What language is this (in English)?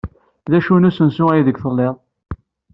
Kabyle